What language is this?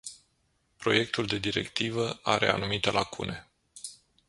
Romanian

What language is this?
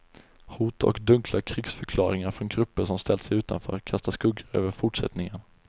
Swedish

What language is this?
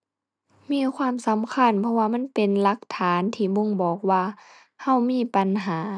Thai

